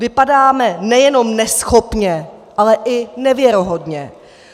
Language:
Czech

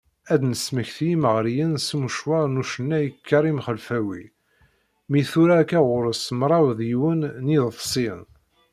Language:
Kabyle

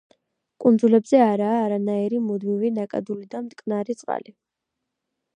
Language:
Georgian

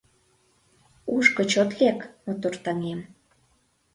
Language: Mari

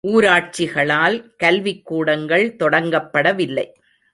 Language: Tamil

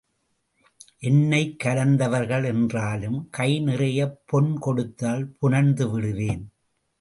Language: Tamil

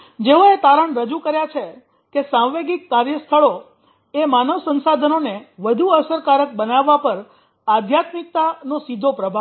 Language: Gujarati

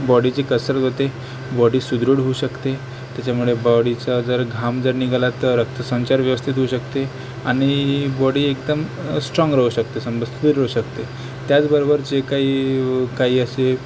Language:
Marathi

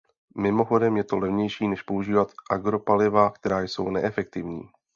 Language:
Czech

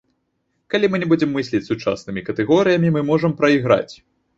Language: Belarusian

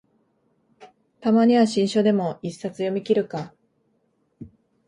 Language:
Japanese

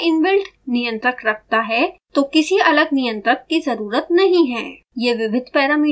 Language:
Hindi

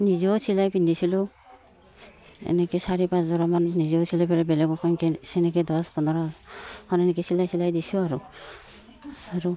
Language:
Assamese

